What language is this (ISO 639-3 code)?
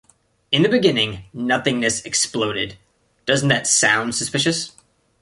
eng